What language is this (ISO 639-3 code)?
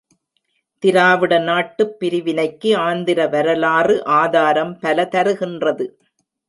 tam